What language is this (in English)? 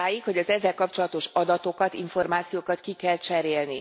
Hungarian